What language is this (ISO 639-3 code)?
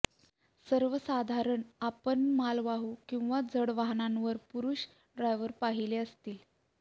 mar